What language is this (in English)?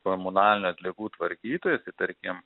Lithuanian